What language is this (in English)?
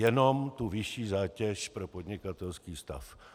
Czech